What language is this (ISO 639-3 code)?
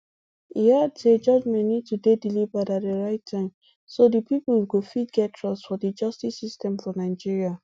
pcm